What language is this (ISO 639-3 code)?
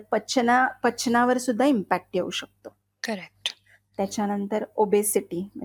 mar